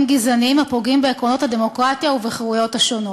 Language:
Hebrew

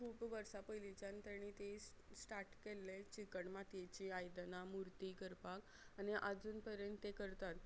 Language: Konkani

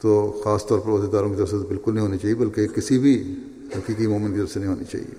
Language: Urdu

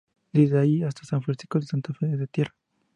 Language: Spanish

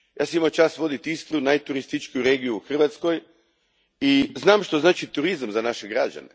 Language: Croatian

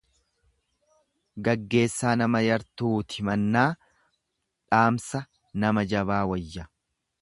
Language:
Oromo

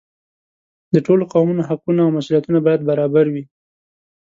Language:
Pashto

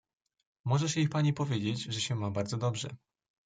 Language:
Polish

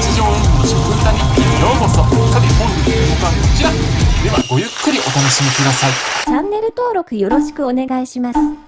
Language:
Japanese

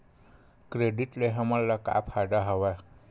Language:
Chhattisgarhi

